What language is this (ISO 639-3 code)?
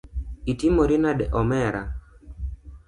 luo